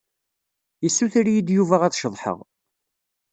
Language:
Kabyle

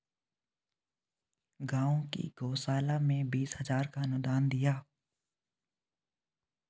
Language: Hindi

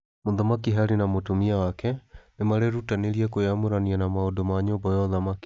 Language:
Kikuyu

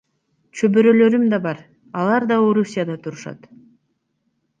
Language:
Kyrgyz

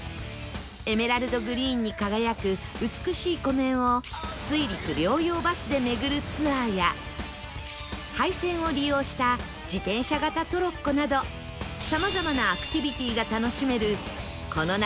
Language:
Japanese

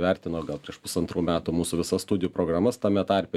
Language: Lithuanian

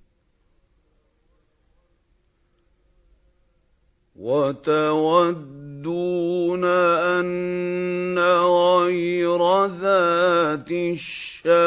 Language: Arabic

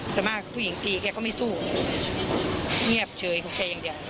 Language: Thai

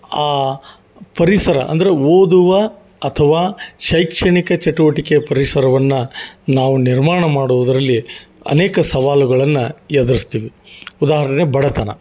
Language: Kannada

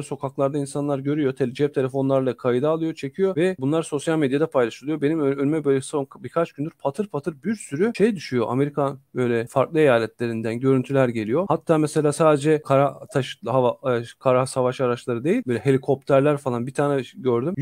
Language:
Turkish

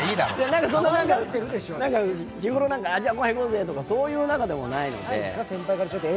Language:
Japanese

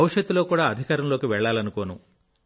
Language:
Telugu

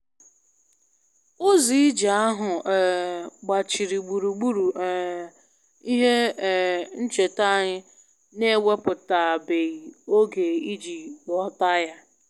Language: Igbo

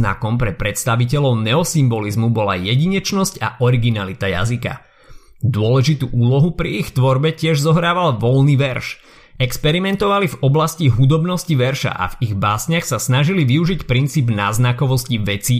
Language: Slovak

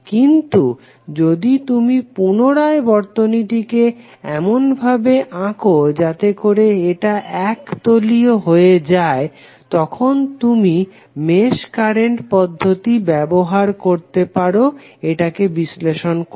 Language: Bangla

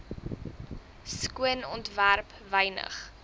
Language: Afrikaans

